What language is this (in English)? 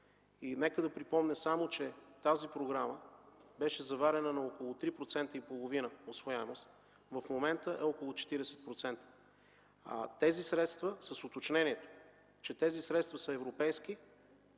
Bulgarian